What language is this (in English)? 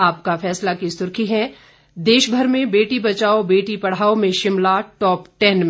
Hindi